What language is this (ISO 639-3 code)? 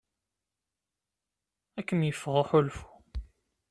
kab